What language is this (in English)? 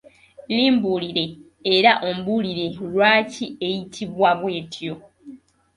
Ganda